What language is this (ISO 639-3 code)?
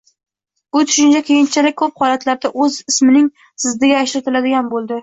uzb